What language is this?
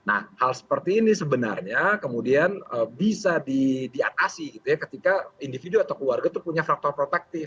Indonesian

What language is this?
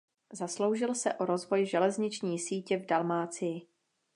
Czech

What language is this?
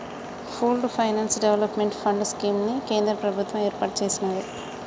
Telugu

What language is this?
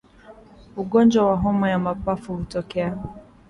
Swahili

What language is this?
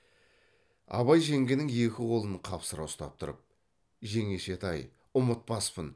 Kazakh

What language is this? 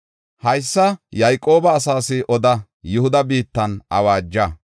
Gofa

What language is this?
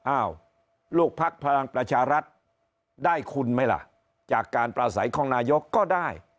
Thai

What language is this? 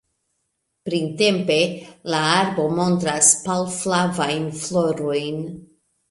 Esperanto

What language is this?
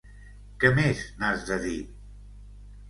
Catalan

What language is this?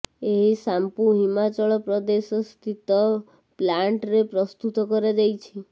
Odia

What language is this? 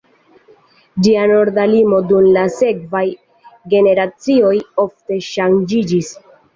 Esperanto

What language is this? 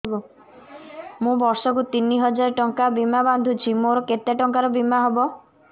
Odia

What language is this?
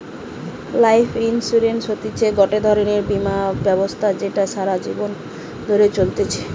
Bangla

